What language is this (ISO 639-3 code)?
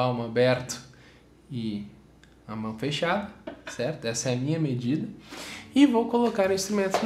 por